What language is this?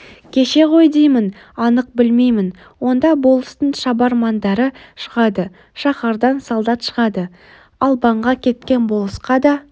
Kazakh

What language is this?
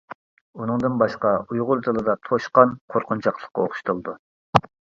Uyghur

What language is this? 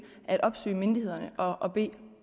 Danish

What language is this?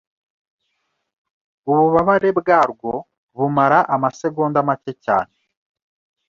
Kinyarwanda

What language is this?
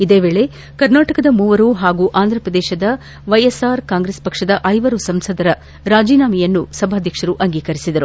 Kannada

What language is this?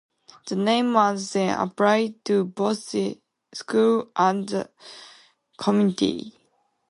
English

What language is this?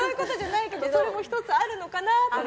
Japanese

